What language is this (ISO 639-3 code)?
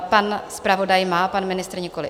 ces